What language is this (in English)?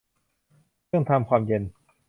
Thai